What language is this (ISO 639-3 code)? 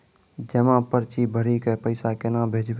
mai